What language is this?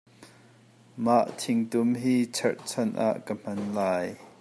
Hakha Chin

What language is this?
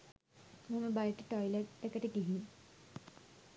Sinhala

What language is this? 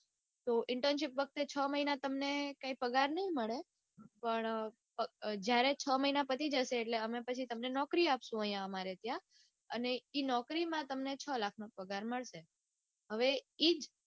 Gujarati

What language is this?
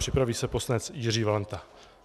Czech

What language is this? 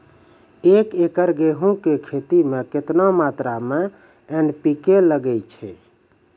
Maithili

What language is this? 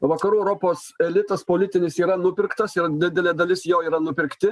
Lithuanian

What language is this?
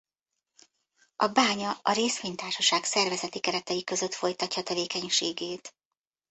Hungarian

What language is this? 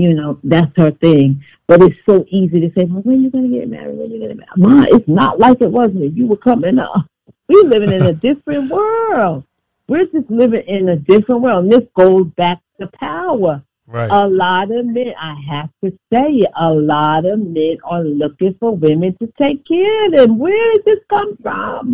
English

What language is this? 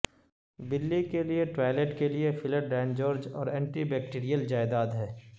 Urdu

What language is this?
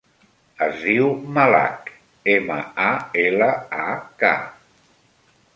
Catalan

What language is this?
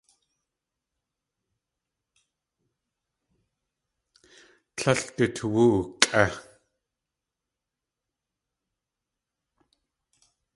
Tlingit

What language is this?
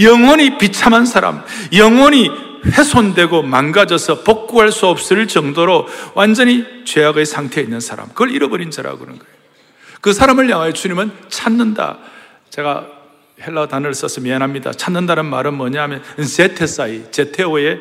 Korean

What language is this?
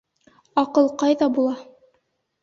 Bashkir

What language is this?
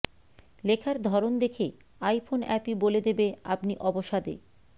Bangla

